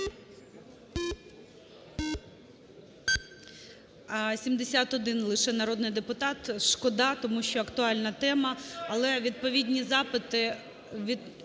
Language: Ukrainian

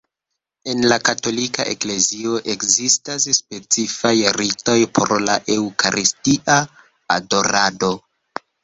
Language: Esperanto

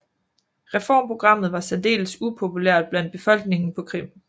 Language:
Danish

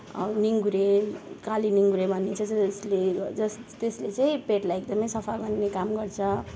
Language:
Nepali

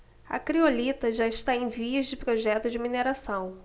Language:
Portuguese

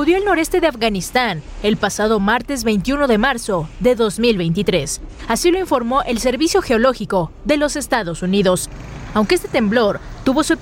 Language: Spanish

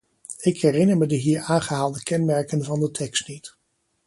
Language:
Dutch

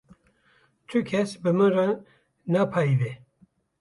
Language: Kurdish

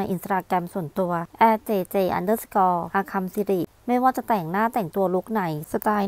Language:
Thai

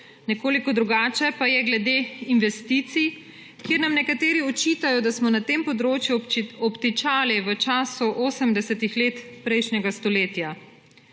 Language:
Slovenian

